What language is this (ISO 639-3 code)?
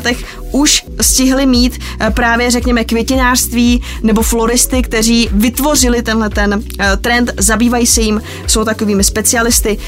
ces